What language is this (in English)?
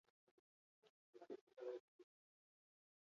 Basque